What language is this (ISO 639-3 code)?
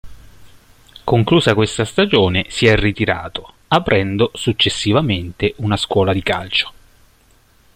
ita